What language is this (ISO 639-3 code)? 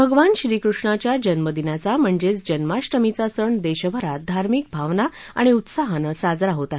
mar